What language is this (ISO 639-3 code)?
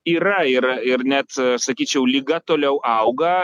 lit